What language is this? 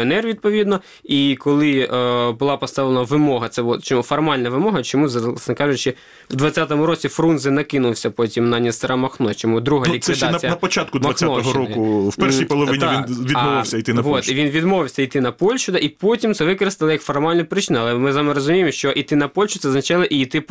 Ukrainian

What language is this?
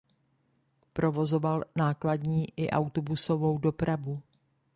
Czech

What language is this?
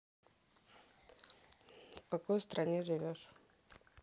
Russian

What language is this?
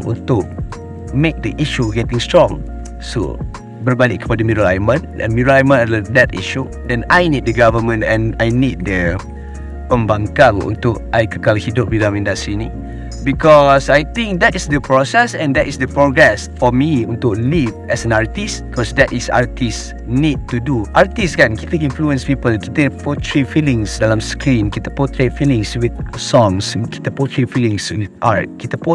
Malay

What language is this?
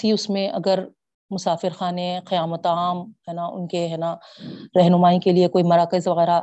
Urdu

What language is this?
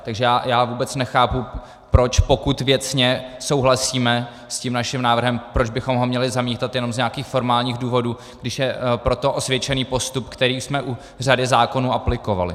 Czech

